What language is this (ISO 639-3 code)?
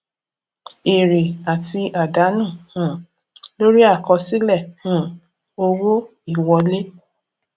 yor